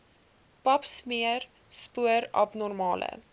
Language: Afrikaans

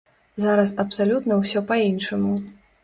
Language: Belarusian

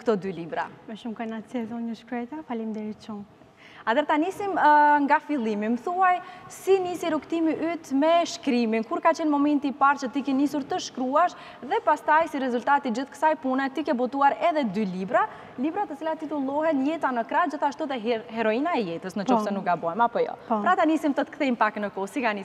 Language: Romanian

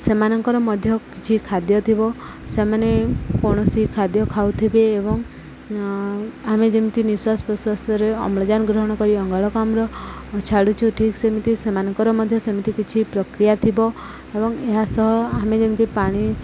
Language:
Odia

